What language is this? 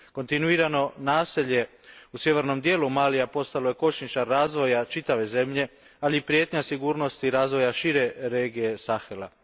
Croatian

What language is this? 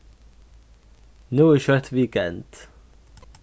Faroese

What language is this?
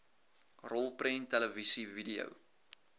Afrikaans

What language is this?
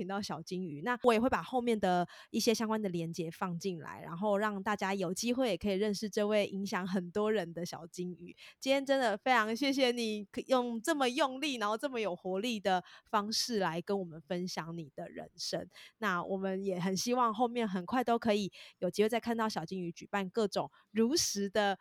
Chinese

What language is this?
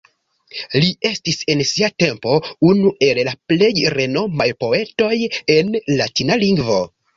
Esperanto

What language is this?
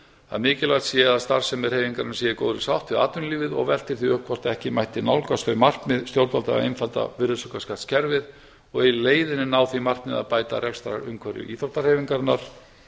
Icelandic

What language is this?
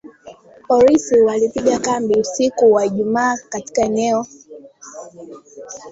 Swahili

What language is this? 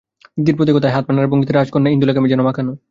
Bangla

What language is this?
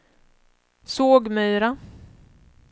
Swedish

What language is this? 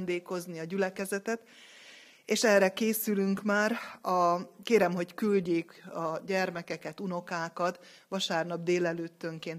Hungarian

